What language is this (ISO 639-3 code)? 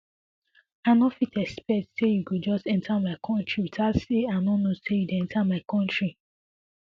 pcm